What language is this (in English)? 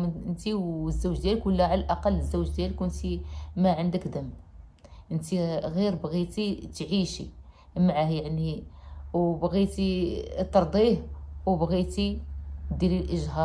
Arabic